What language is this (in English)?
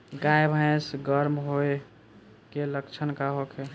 Bhojpuri